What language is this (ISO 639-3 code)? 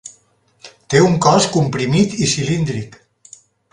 cat